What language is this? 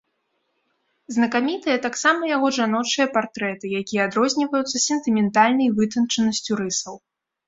Belarusian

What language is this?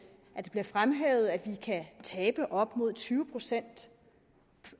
Danish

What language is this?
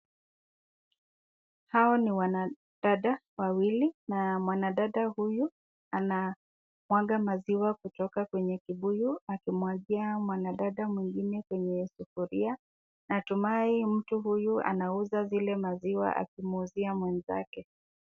Swahili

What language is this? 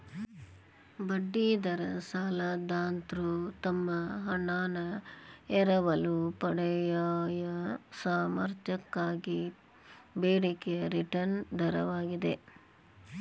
Kannada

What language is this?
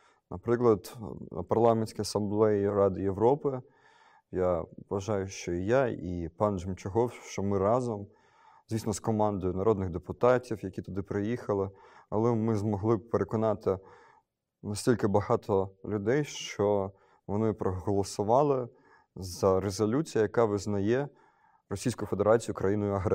Ukrainian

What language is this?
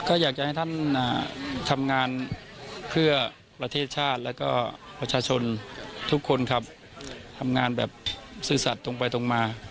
Thai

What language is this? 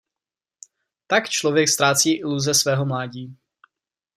Czech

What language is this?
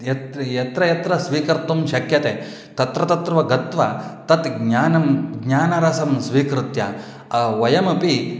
Sanskrit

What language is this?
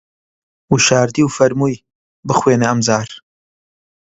Central Kurdish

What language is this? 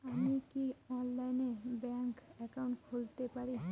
Bangla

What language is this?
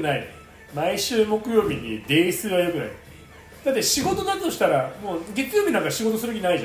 Japanese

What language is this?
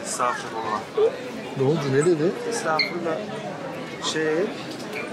Turkish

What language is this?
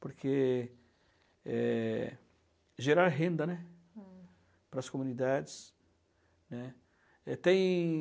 Portuguese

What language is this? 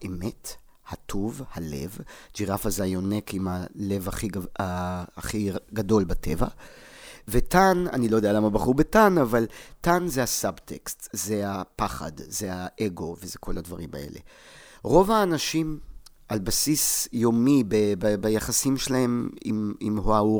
Hebrew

